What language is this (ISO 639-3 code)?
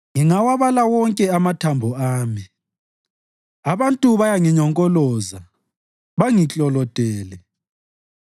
nde